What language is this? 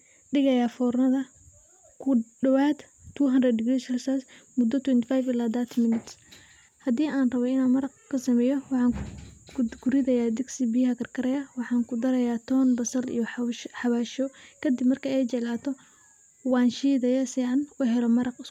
Somali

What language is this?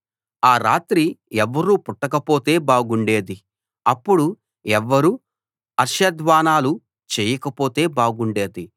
Telugu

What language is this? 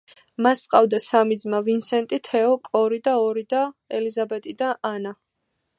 Georgian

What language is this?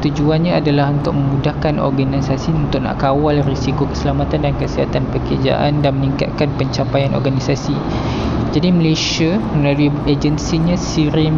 Malay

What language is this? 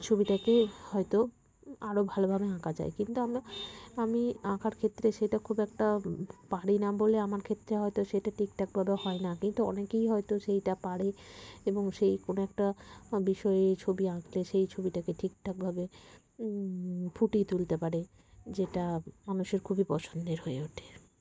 Bangla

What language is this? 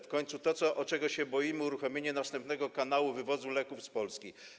Polish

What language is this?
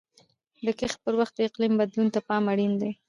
Pashto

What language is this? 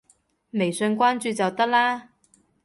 Cantonese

